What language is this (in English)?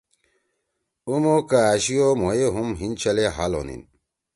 Torwali